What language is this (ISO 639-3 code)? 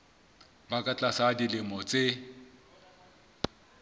sot